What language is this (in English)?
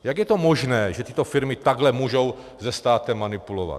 Czech